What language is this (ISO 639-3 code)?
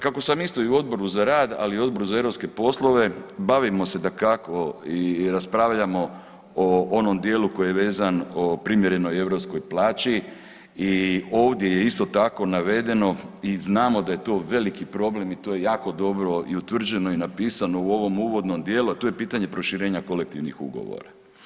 hrv